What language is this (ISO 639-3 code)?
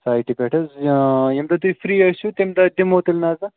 kas